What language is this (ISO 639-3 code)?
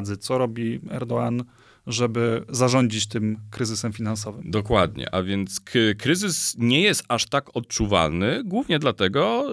pol